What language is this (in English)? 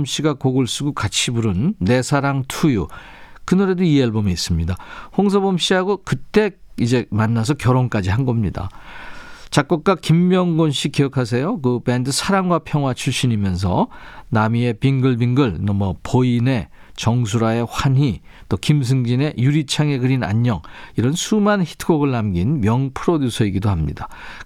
Korean